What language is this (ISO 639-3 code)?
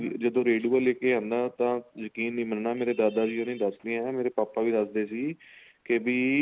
pan